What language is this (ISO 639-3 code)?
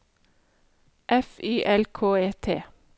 nor